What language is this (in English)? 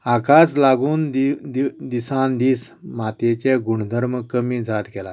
Konkani